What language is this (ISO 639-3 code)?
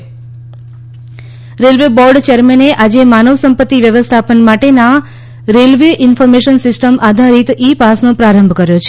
guj